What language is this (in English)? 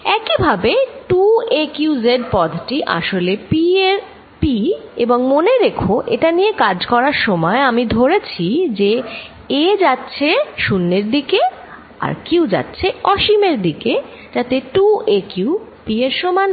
Bangla